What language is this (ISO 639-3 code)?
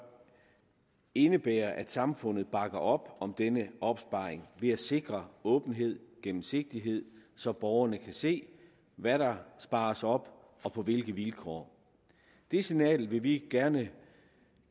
dan